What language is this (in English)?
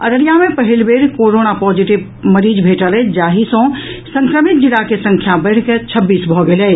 Maithili